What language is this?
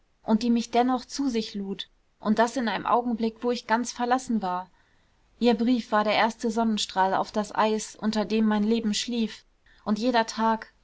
German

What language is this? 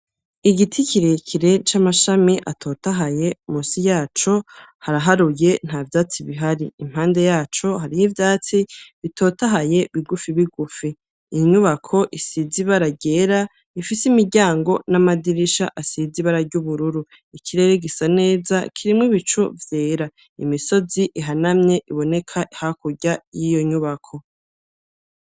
Rundi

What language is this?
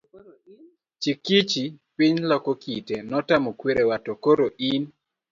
Luo (Kenya and Tanzania)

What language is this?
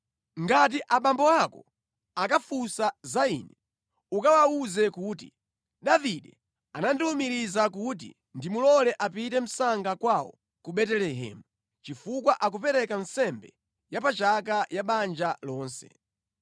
Nyanja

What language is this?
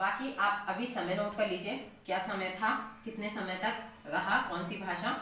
Hindi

